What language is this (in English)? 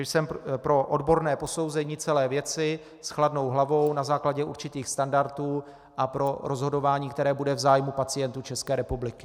Czech